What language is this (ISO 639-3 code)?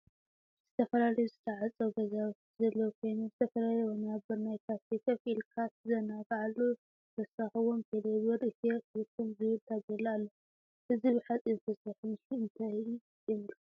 tir